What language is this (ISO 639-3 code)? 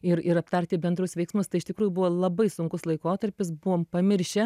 lit